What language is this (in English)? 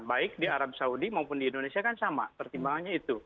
Indonesian